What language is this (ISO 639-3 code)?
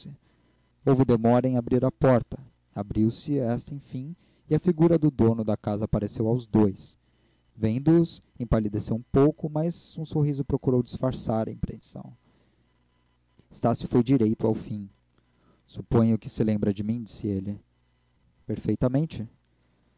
por